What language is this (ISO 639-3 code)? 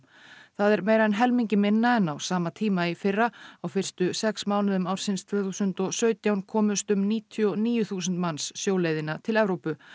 isl